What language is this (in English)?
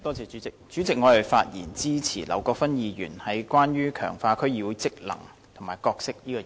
Cantonese